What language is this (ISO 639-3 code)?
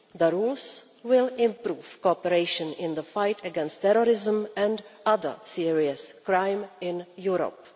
eng